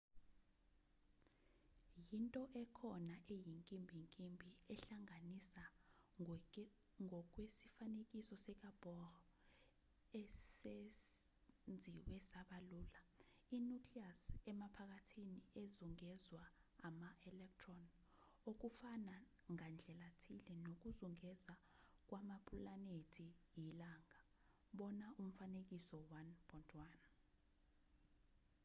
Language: Zulu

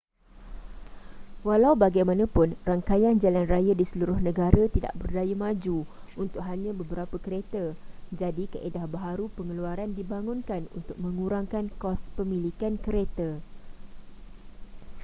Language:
Malay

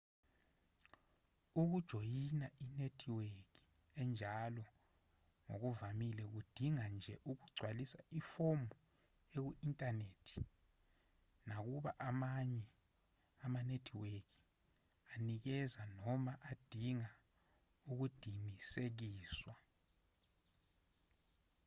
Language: Zulu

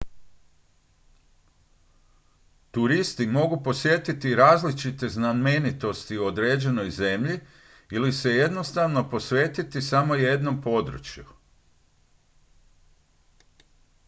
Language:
Croatian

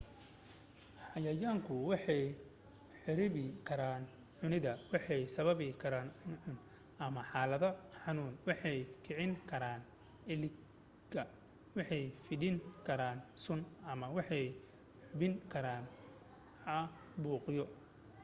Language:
Somali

